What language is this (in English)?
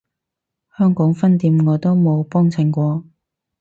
Cantonese